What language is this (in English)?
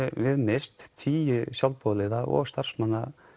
Icelandic